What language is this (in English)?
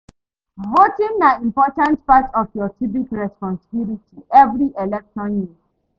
Nigerian Pidgin